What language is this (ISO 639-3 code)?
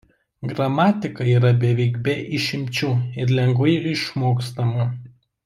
lit